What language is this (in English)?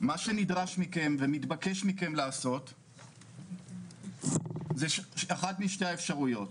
Hebrew